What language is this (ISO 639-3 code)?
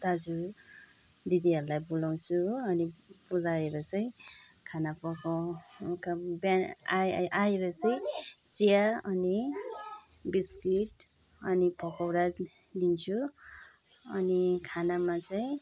nep